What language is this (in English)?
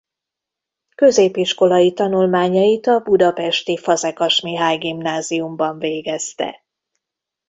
Hungarian